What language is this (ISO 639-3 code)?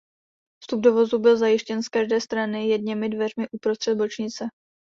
ces